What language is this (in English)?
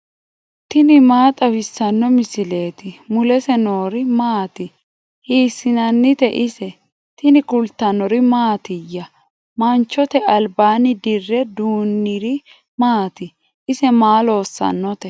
Sidamo